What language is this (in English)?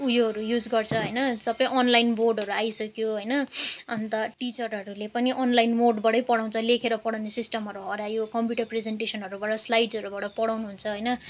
Nepali